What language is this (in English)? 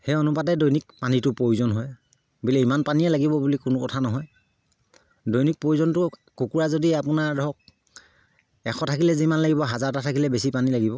Assamese